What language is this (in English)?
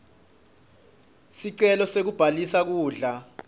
Swati